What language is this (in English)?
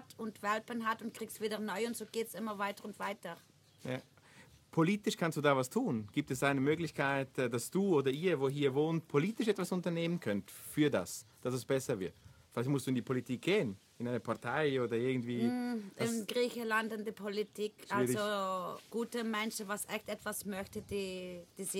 German